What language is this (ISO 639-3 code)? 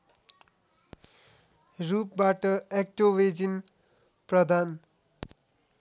nep